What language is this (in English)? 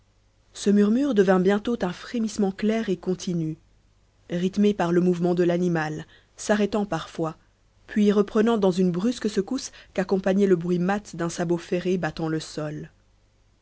French